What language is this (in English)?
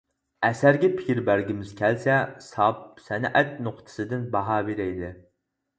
Uyghur